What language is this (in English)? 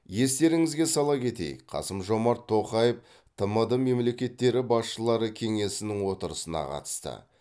Kazakh